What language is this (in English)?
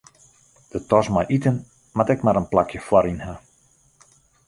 Western Frisian